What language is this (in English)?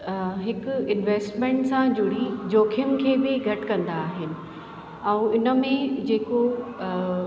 Sindhi